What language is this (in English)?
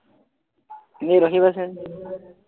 Assamese